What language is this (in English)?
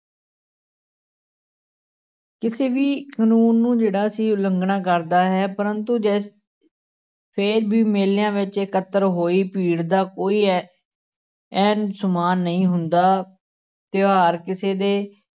Punjabi